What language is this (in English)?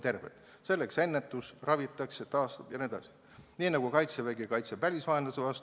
Estonian